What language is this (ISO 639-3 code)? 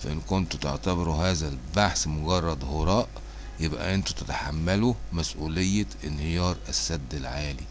ara